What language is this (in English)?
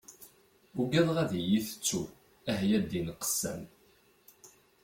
Kabyle